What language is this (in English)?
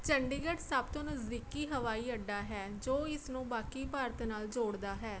Punjabi